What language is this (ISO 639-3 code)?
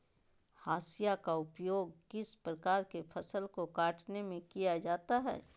mag